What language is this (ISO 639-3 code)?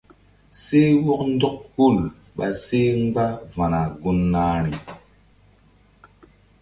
mdd